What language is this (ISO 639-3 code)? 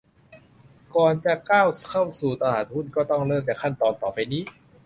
tha